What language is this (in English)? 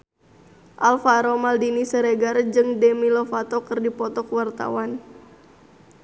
Sundanese